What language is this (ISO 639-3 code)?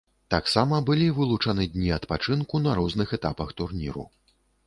bel